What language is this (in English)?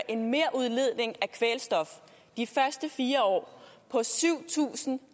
Danish